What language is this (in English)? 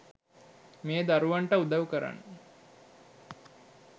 Sinhala